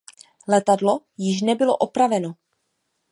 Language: Czech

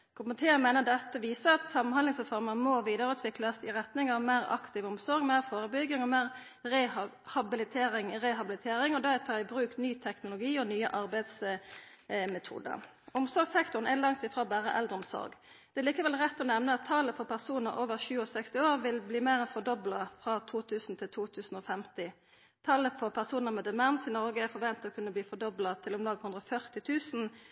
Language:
Norwegian Nynorsk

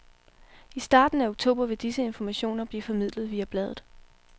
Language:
Danish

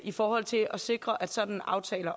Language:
Danish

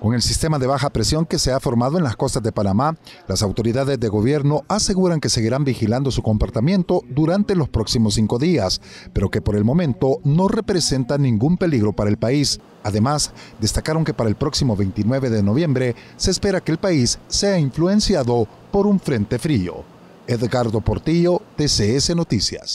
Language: Spanish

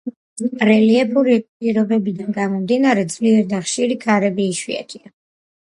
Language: Georgian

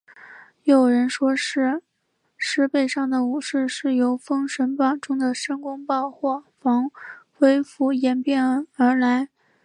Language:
Chinese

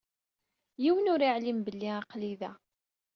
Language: Kabyle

